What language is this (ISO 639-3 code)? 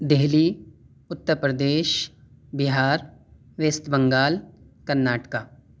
urd